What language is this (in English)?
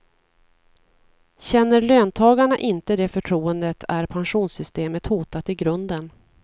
Swedish